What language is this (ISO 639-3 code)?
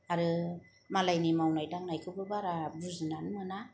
brx